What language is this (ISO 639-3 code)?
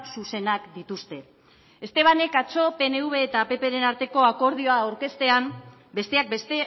eus